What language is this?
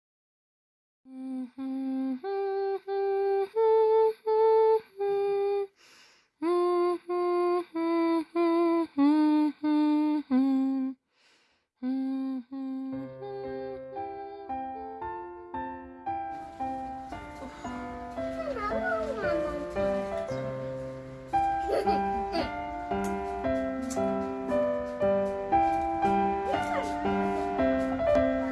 Japanese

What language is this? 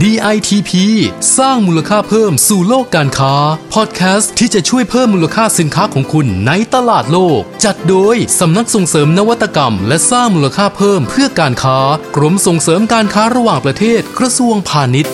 Thai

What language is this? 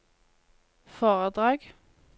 Norwegian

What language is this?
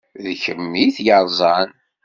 Kabyle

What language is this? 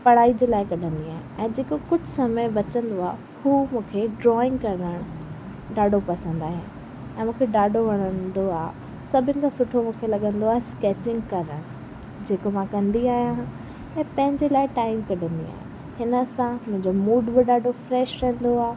Sindhi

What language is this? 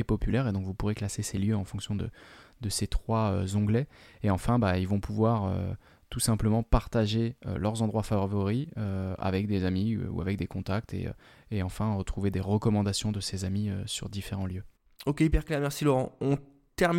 French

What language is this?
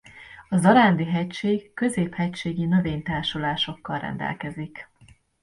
Hungarian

